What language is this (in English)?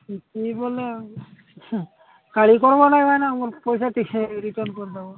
Odia